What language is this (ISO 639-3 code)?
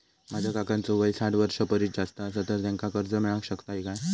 mar